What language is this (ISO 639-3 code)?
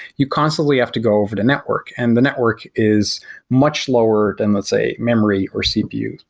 eng